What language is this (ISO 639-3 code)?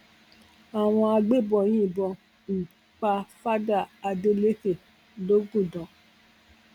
yor